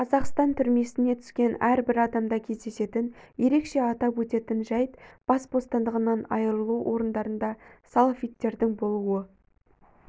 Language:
Kazakh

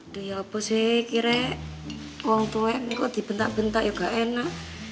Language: Indonesian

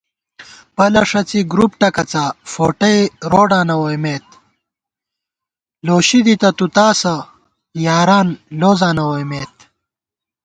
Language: Gawar-Bati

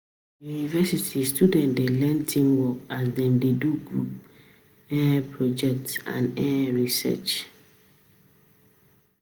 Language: Nigerian Pidgin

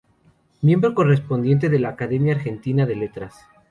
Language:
Spanish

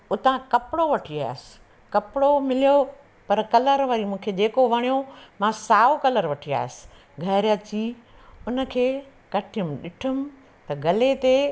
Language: Sindhi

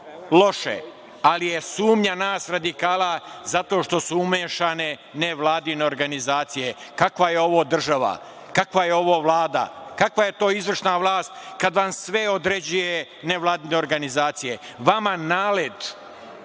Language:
Serbian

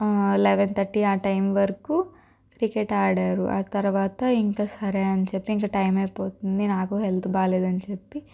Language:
Telugu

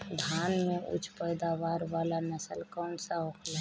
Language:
Bhojpuri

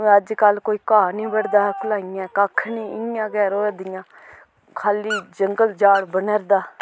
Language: Dogri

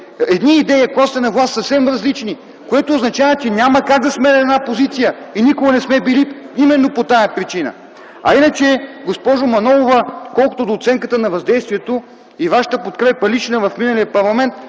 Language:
Bulgarian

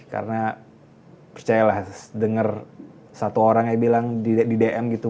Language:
Indonesian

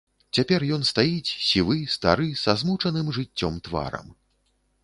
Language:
Belarusian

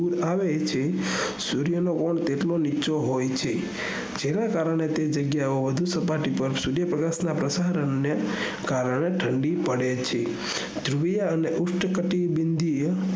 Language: Gujarati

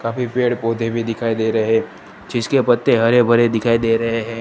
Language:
Hindi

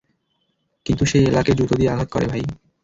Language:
Bangla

